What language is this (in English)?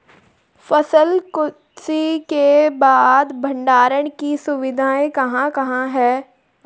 Hindi